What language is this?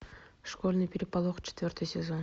Russian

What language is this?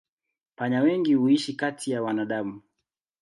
Swahili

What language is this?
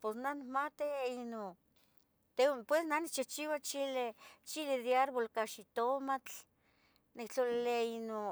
Tetelcingo Nahuatl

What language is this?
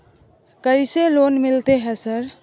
Maithili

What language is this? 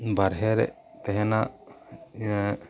Santali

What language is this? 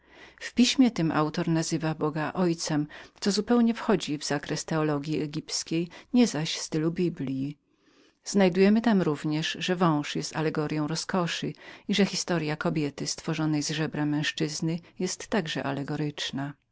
Polish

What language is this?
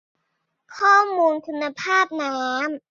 Thai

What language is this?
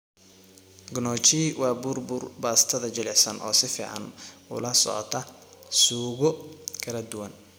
Somali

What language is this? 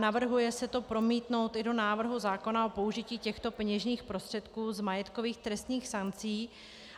Czech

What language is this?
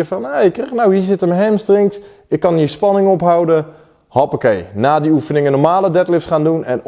Dutch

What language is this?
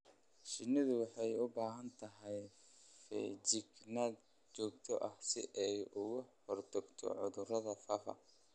Somali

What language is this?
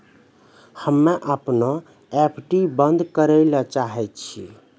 Maithili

